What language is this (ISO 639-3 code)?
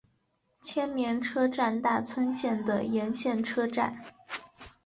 zho